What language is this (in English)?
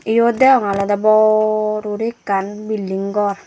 Chakma